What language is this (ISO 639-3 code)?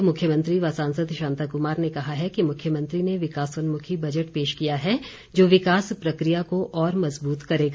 hin